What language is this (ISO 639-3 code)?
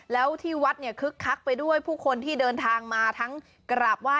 tha